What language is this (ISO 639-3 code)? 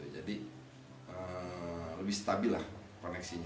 ind